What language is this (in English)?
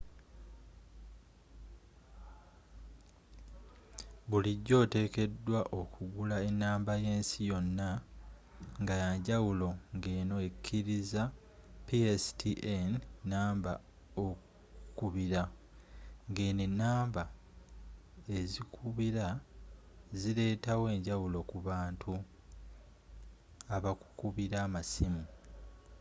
Ganda